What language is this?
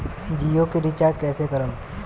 Bhojpuri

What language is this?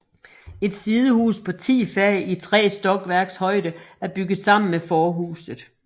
Danish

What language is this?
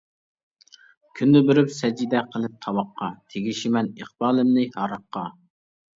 Uyghur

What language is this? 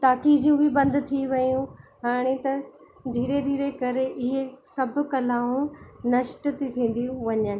Sindhi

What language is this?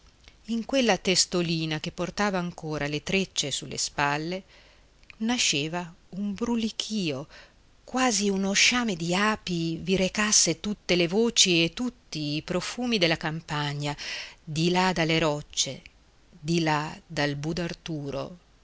Italian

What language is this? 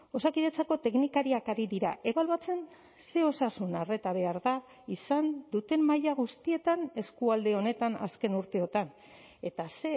Basque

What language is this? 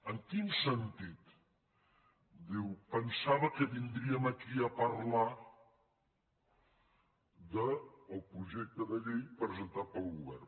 Catalan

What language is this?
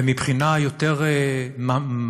Hebrew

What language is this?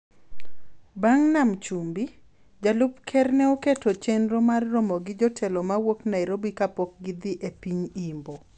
Luo (Kenya and Tanzania)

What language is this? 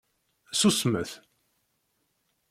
Kabyle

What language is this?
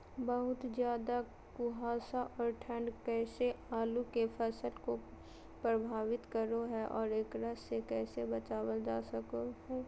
Magahi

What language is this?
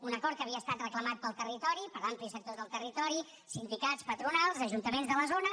Catalan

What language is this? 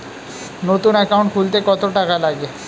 Bangla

